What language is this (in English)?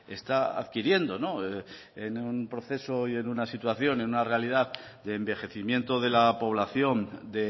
Spanish